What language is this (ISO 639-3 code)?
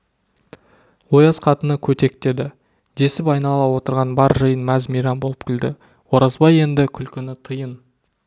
kaz